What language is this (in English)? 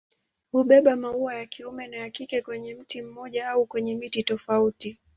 Swahili